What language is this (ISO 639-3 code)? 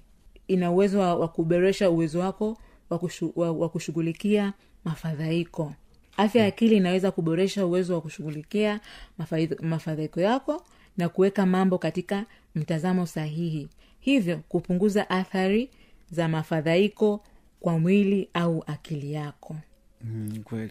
swa